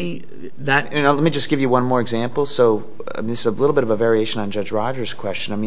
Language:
English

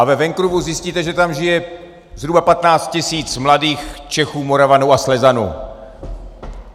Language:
Czech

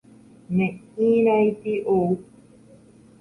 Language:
Guarani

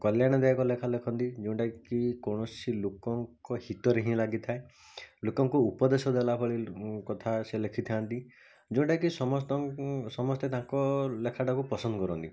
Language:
Odia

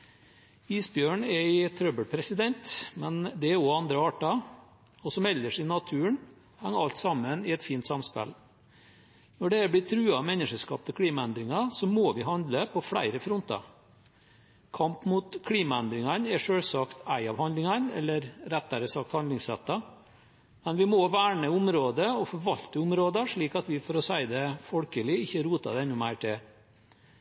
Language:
Norwegian Bokmål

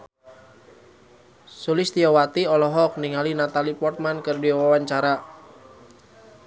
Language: Sundanese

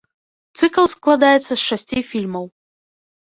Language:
Belarusian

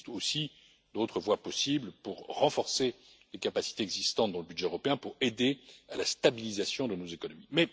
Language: French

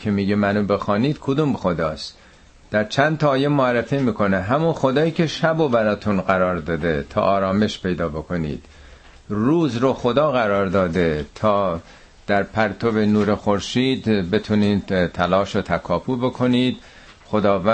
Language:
Persian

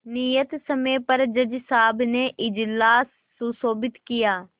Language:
Hindi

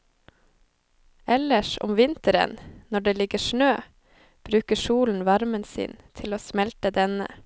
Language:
Norwegian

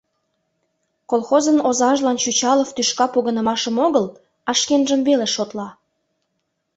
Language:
Mari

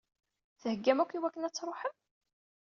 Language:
Kabyle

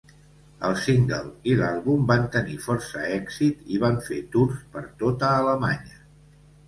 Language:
Catalan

